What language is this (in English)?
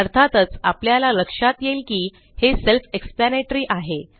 Marathi